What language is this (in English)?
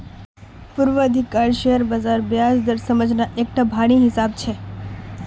Magahi